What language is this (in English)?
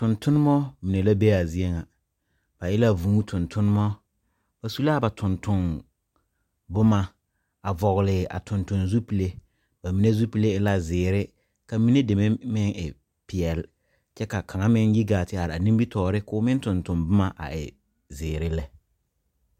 Southern Dagaare